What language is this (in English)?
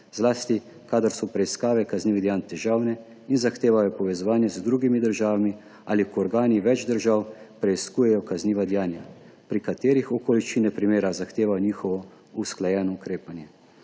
Slovenian